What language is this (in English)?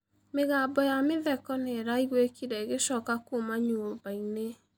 Kikuyu